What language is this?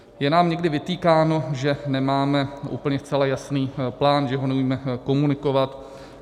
Czech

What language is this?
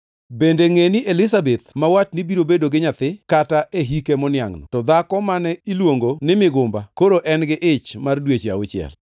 Luo (Kenya and Tanzania)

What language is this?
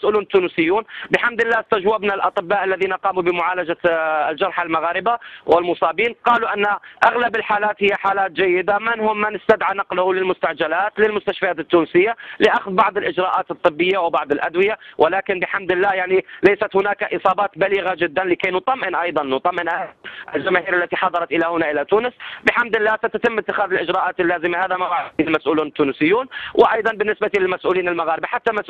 Arabic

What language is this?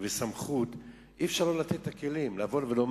Hebrew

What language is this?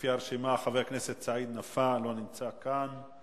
Hebrew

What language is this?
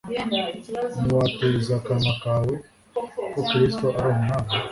Kinyarwanda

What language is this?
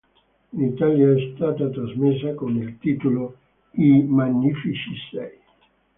Italian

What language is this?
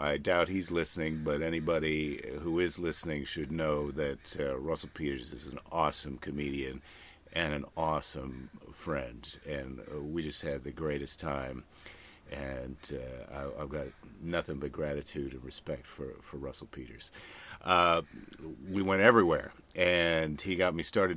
English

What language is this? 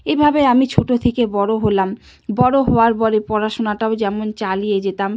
Bangla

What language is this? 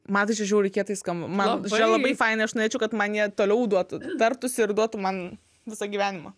Lithuanian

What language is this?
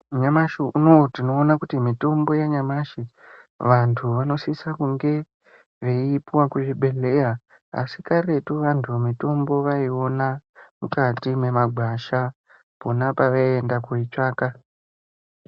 Ndau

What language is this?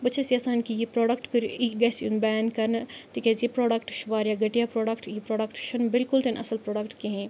Kashmiri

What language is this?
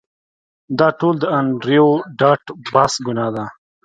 Pashto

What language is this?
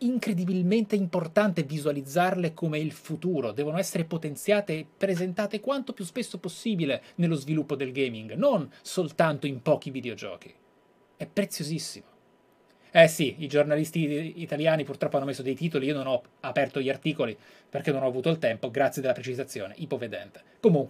Italian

